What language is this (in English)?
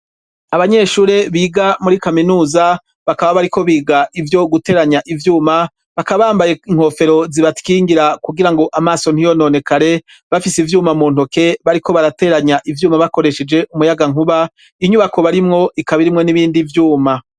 Rundi